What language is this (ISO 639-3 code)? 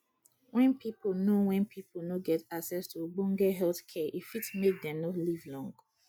pcm